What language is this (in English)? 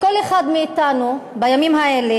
Hebrew